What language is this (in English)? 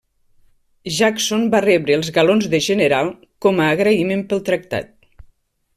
Catalan